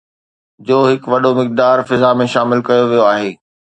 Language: Sindhi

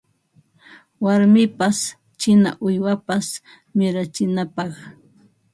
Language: Ambo-Pasco Quechua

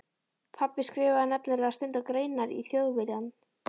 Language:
Icelandic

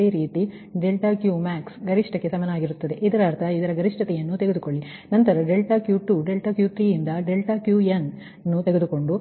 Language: Kannada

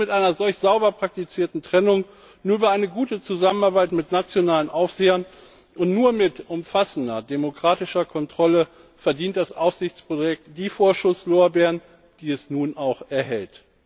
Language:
German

